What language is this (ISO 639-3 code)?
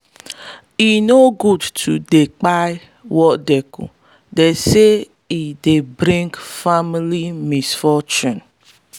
pcm